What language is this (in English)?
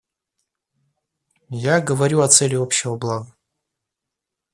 Russian